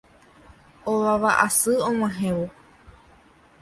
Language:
Guarani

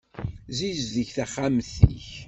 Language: Kabyle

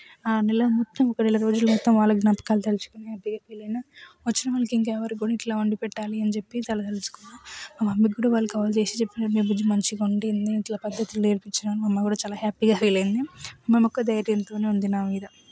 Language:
Telugu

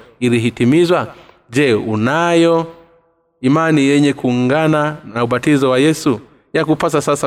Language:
Swahili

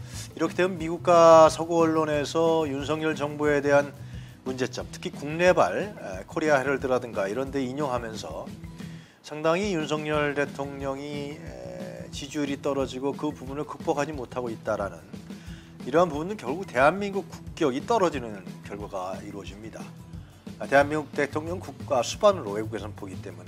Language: Korean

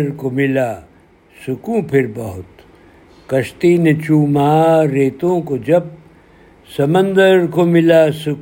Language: Urdu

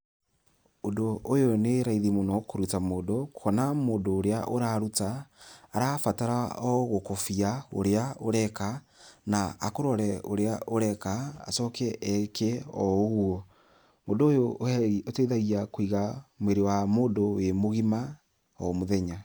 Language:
Kikuyu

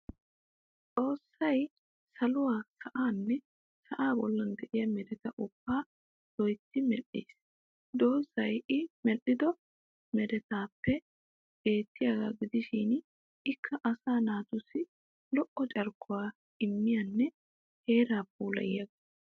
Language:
Wolaytta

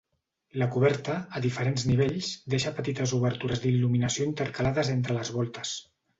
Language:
Catalan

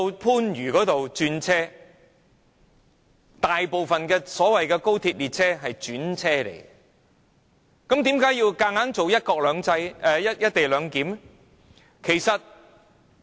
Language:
Cantonese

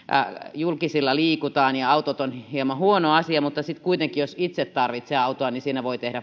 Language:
Finnish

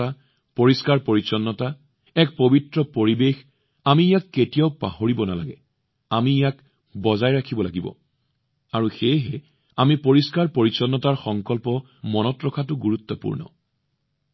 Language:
Assamese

